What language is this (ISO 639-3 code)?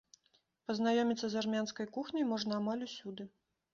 bel